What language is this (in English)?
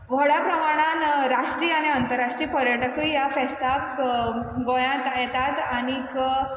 Konkani